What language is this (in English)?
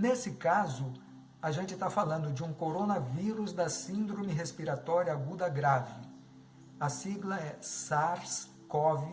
Portuguese